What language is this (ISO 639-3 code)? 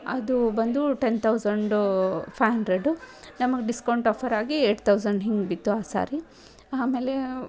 kan